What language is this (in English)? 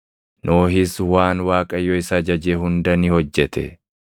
Oromo